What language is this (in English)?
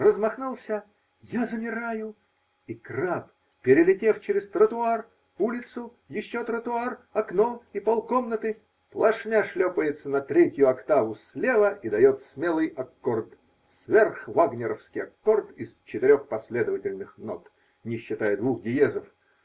Russian